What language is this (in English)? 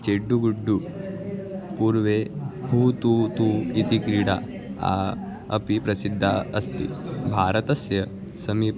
Sanskrit